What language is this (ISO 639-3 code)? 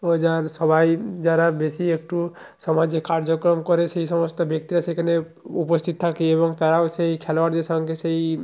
ben